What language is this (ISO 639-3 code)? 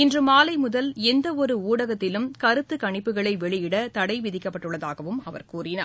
tam